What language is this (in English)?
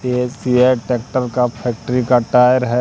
Hindi